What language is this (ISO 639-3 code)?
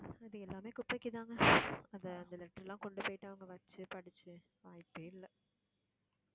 tam